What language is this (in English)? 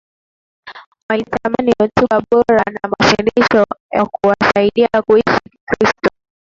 Swahili